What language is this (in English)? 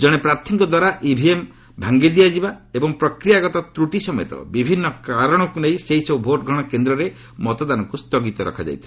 Odia